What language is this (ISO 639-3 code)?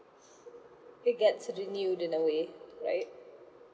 eng